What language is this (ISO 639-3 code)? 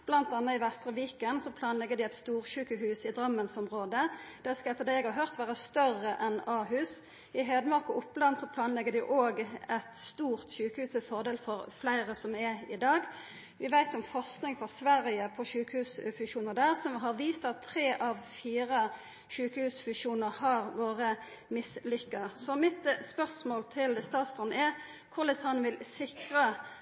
nno